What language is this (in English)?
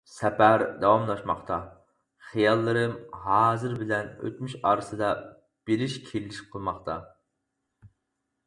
Uyghur